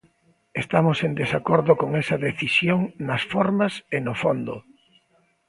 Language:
Galician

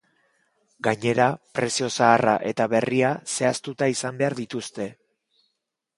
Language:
Basque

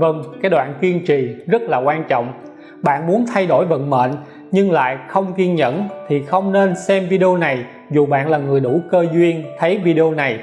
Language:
Vietnamese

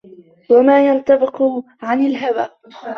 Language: Arabic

